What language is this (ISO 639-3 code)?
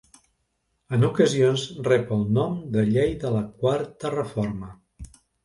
cat